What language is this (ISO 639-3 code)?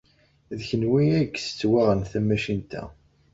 kab